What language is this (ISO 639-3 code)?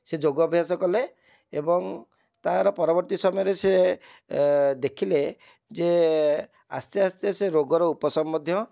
ori